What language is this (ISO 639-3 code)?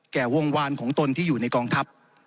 tha